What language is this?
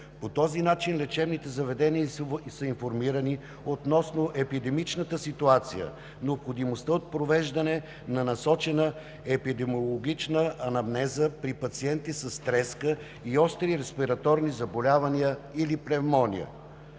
Bulgarian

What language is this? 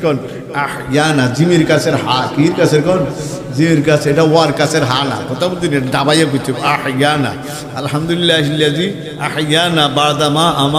Bangla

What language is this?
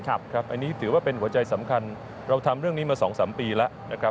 Thai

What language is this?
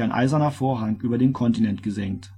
German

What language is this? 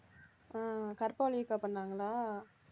Tamil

